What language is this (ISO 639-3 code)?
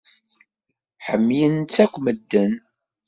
kab